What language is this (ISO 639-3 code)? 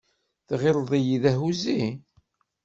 kab